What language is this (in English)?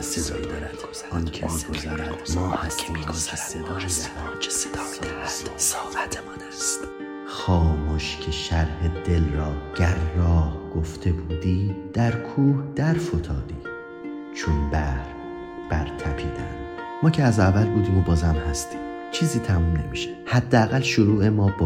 Persian